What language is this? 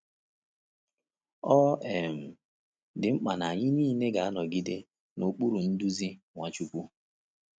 Igbo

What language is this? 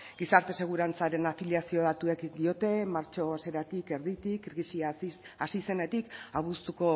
Basque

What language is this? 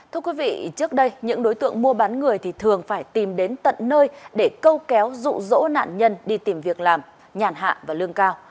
Vietnamese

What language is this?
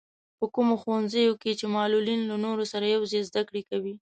Pashto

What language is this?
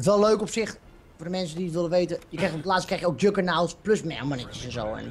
Dutch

